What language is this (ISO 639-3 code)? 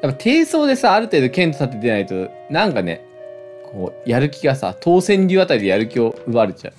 jpn